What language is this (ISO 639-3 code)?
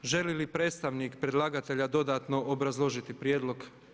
hrv